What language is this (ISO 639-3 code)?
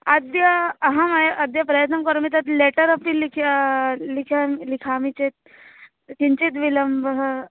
san